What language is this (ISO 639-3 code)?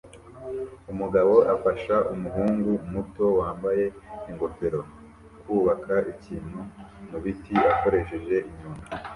kin